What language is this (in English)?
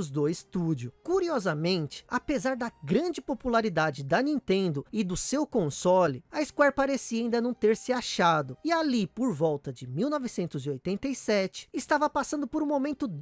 Portuguese